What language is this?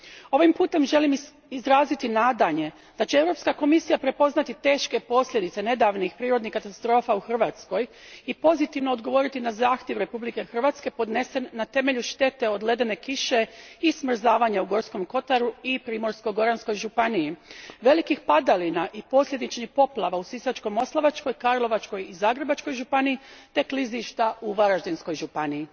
Croatian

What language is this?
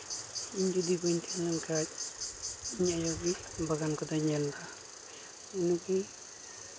Santali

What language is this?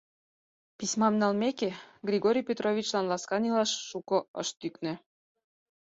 Mari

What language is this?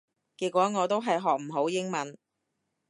Cantonese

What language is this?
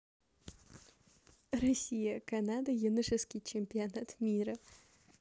Russian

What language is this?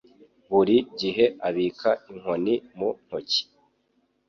Kinyarwanda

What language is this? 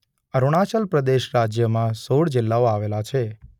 Gujarati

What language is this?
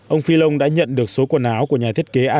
Vietnamese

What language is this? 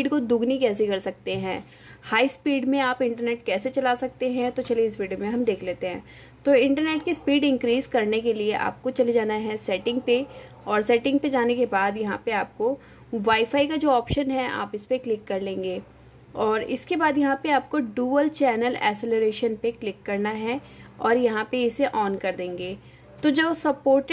Hindi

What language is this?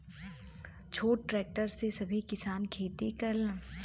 Bhojpuri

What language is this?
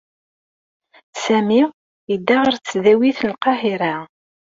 Kabyle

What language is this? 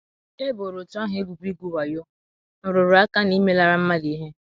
Igbo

